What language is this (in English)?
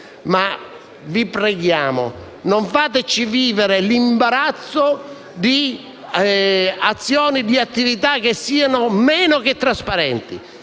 Italian